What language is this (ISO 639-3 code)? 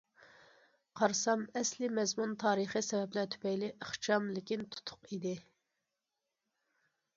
uig